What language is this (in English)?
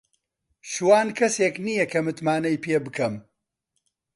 Central Kurdish